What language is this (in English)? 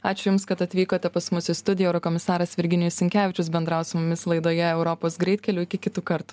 Lithuanian